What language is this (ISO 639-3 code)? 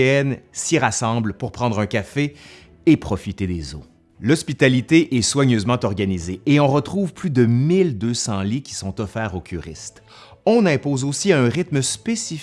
fra